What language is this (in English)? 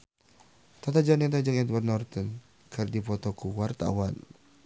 Sundanese